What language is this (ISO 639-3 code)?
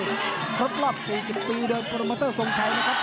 tha